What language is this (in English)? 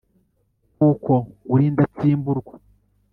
Kinyarwanda